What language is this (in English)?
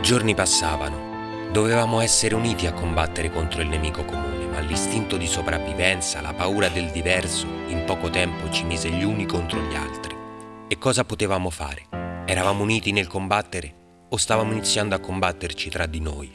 Italian